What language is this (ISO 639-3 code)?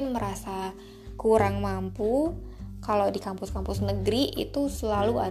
ind